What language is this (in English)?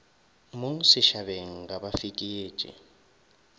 Northern Sotho